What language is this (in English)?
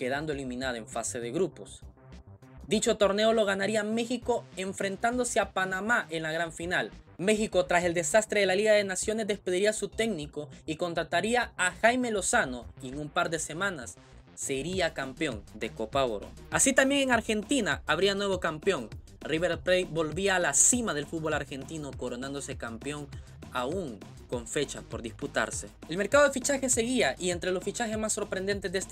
Spanish